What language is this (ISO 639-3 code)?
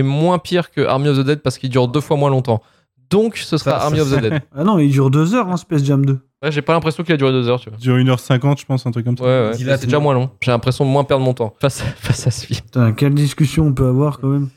fra